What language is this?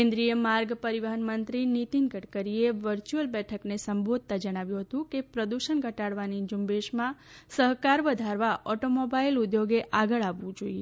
Gujarati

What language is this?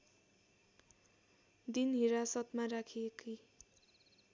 Nepali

